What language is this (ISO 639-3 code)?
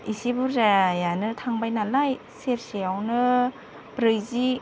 brx